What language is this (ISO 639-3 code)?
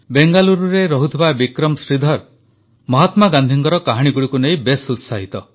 ori